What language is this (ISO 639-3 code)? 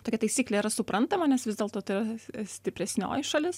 lit